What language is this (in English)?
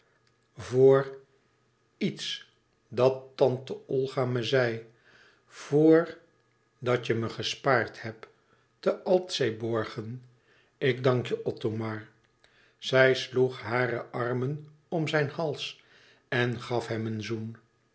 Dutch